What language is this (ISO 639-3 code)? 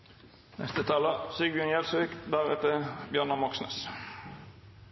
nno